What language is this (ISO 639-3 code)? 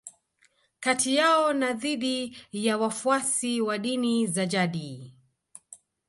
swa